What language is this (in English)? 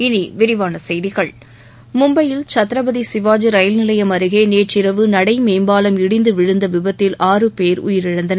Tamil